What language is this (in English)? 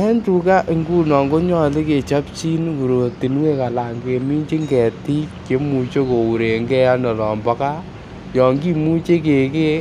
Kalenjin